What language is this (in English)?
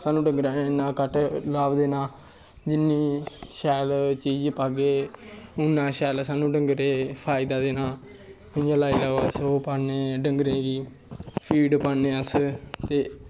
Dogri